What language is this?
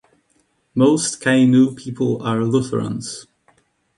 English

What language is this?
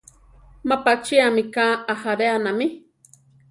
Central Tarahumara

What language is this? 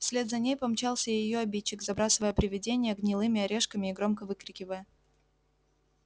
Russian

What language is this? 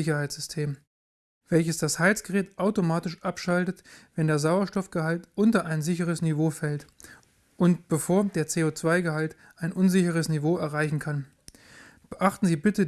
German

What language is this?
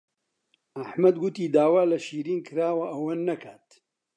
Central Kurdish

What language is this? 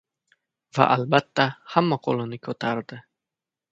Uzbek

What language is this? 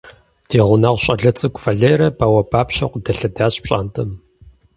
Kabardian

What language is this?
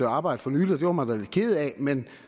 Danish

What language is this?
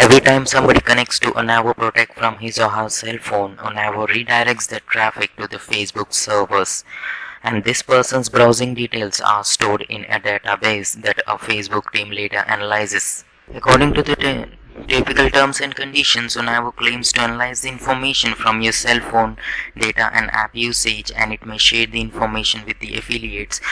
English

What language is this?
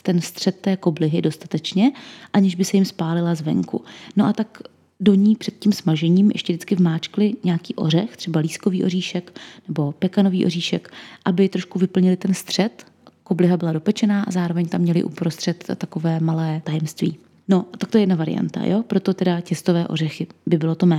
Czech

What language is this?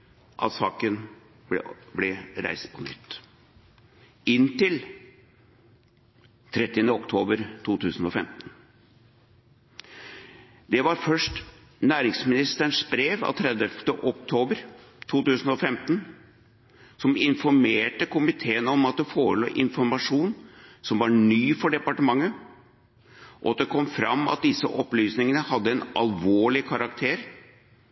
Norwegian Bokmål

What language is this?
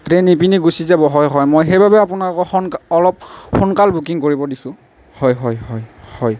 Assamese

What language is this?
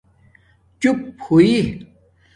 Domaaki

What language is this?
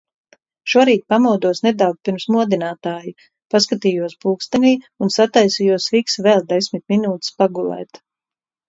Latvian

